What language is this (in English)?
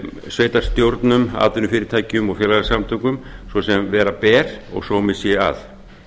Icelandic